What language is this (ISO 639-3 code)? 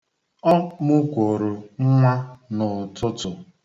ibo